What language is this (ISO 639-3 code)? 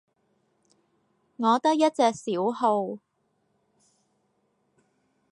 yue